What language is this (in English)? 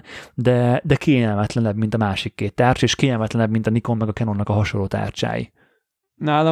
Hungarian